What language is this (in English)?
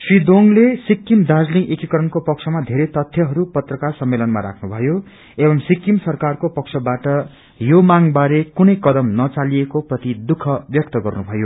Nepali